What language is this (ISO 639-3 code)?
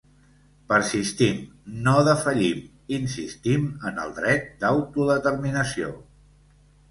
cat